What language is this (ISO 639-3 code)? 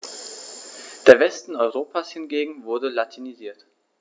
deu